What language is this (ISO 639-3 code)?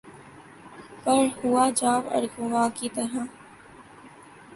urd